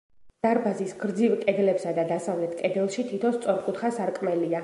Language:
Georgian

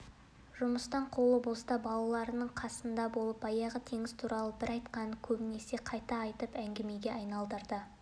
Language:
Kazakh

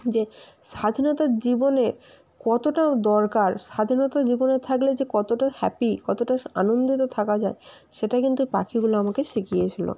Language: Bangla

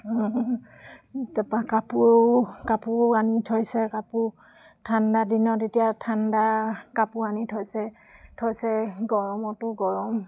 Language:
Assamese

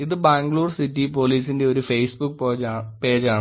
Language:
Malayalam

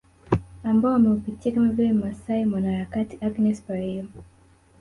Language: Swahili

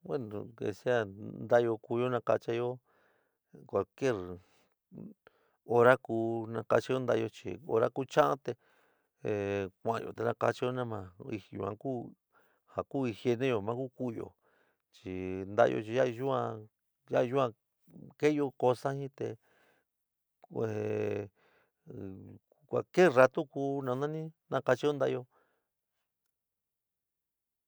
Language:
San Miguel El Grande Mixtec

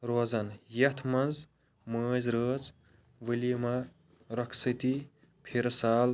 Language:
Kashmiri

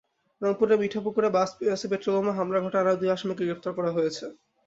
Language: Bangla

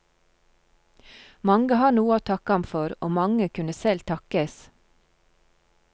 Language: Norwegian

